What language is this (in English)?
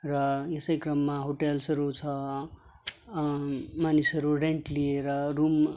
Nepali